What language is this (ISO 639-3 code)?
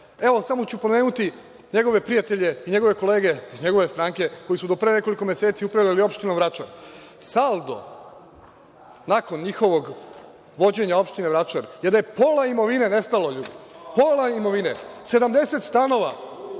srp